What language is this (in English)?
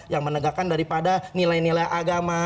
Indonesian